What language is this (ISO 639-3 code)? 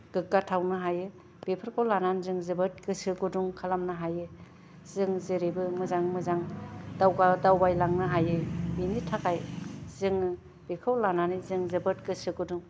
brx